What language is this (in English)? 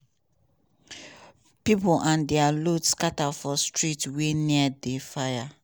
Nigerian Pidgin